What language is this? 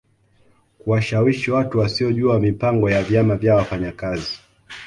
Swahili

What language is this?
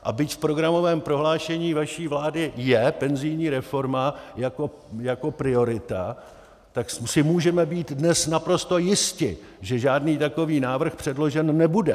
Czech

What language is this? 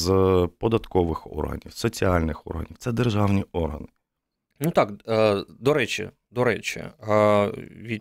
Ukrainian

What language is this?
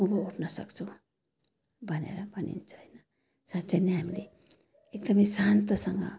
Nepali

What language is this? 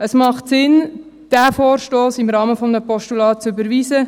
Swiss German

